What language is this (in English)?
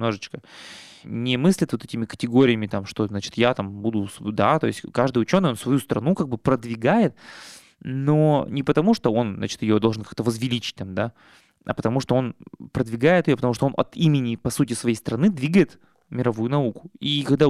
Russian